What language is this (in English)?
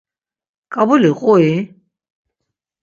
Laz